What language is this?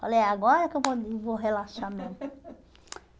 Portuguese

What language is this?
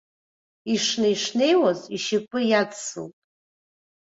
Abkhazian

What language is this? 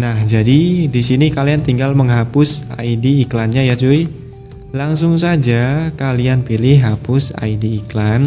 Indonesian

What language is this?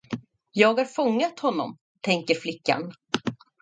Swedish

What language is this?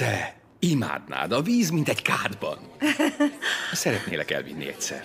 Hungarian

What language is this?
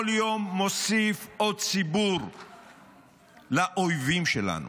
Hebrew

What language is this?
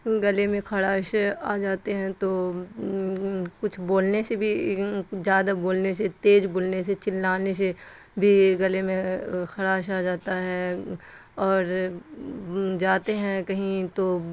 Urdu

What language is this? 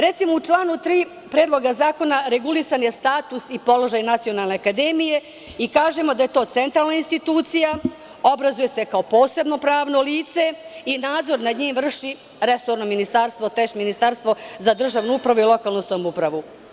Serbian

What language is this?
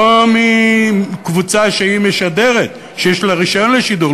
Hebrew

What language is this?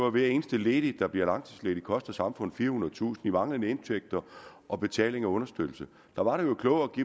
Danish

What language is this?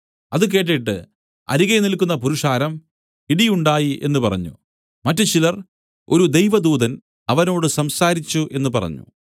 Malayalam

